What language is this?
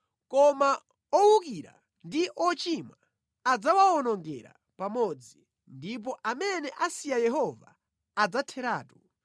Nyanja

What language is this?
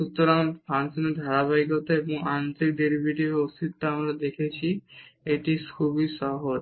Bangla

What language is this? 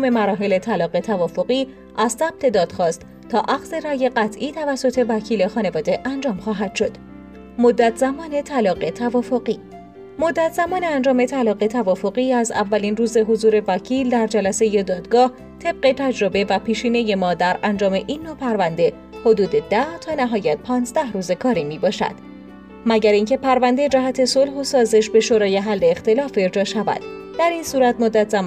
Persian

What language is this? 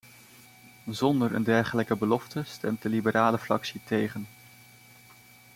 Dutch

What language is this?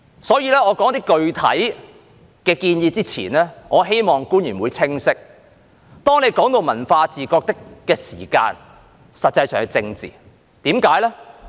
Cantonese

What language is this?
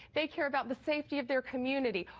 English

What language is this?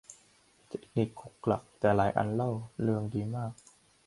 Thai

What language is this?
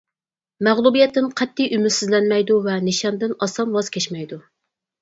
Uyghur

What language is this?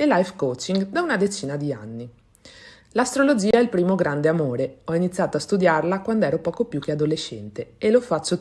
Italian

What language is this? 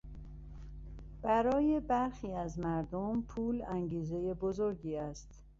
Persian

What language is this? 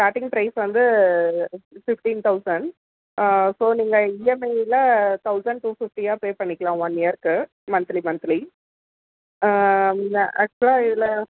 Tamil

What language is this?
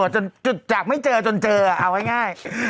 Thai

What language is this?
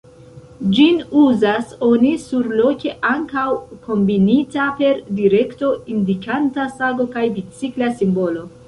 Esperanto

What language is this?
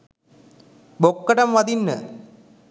Sinhala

